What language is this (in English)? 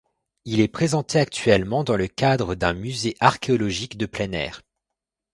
French